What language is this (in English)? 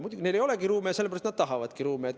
Estonian